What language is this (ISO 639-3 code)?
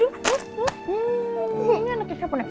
ind